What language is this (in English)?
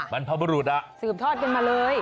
Thai